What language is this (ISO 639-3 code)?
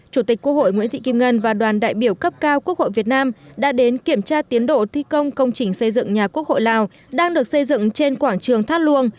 vie